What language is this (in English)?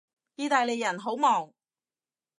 Cantonese